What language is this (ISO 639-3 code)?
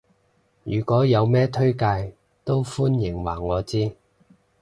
yue